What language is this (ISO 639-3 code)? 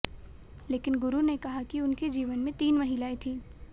hin